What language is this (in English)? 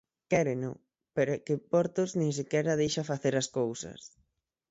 Galician